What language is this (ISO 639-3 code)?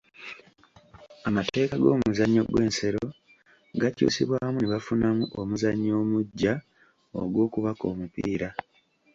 lug